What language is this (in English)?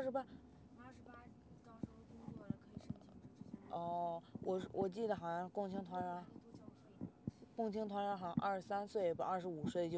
Chinese